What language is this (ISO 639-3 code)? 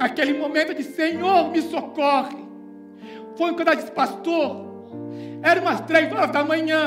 por